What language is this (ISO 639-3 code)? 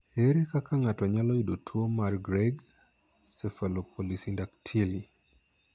luo